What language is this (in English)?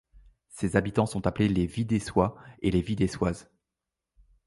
French